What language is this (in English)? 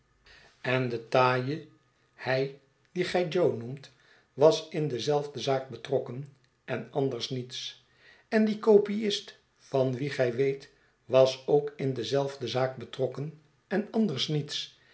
Dutch